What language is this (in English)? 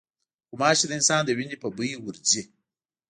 Pashto